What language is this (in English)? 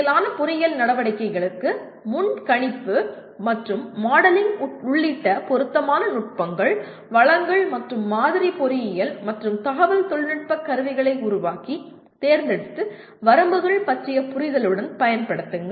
Tamil